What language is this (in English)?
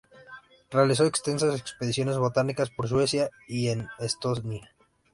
Spanish